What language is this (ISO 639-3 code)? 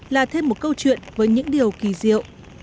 vie